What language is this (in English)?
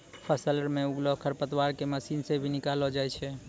Maithili